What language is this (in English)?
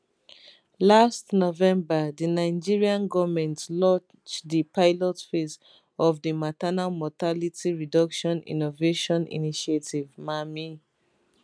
Nigerian Pidgin